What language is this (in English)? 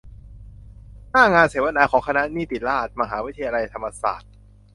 Thai